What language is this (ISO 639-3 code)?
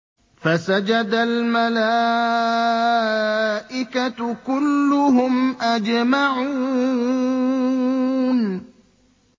ara